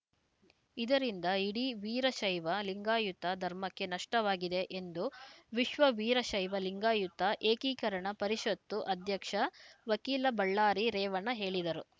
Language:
Kannada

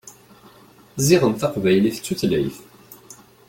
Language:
Kabyle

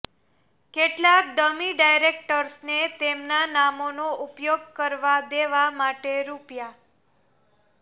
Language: Gujarati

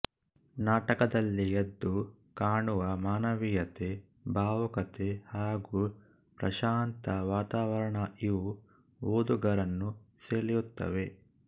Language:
Kannada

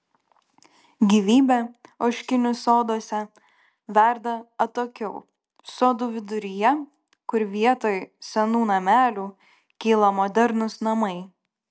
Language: Lithuanian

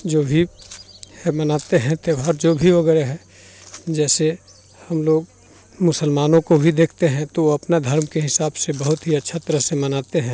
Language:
Hindi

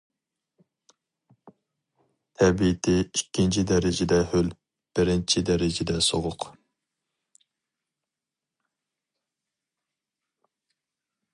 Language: Uyghur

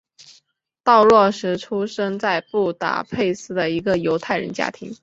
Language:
Chinese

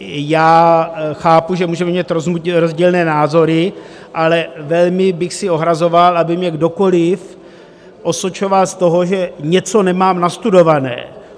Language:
Czech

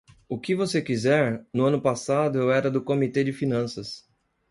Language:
Portuguese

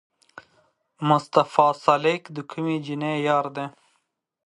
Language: Pashto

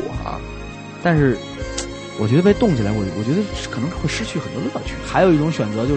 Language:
Chinese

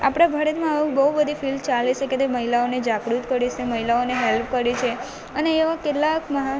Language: Gujarati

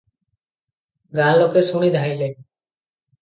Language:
Odia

